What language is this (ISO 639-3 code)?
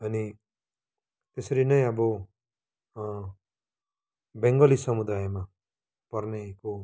nep